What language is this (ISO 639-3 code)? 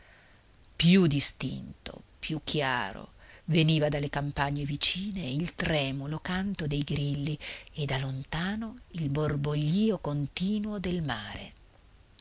ita